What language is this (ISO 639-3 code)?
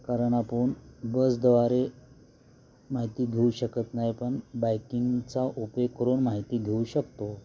mar